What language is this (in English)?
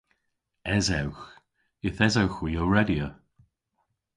Cornish